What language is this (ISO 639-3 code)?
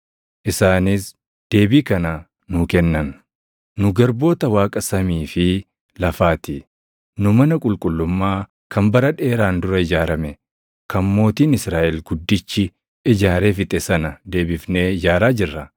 orm